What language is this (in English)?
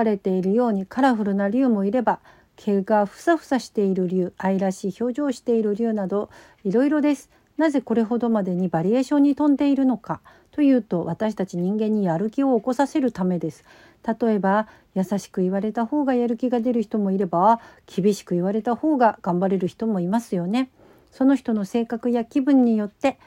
Japanese